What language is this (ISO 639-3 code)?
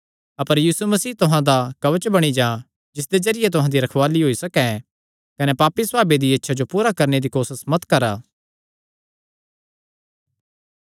xnr